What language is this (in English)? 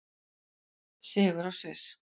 Icelandic